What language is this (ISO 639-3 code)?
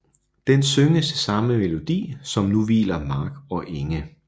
dan